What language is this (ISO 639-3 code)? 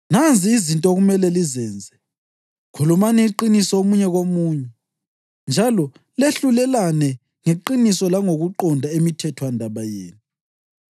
nde